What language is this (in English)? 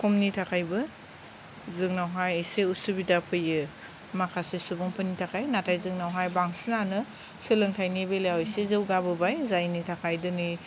Bodo